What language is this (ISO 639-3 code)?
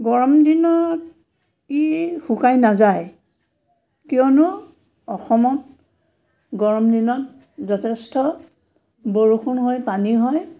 asm